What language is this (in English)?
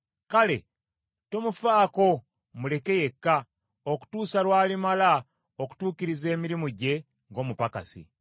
Ganda